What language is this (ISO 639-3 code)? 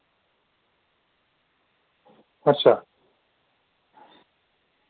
doi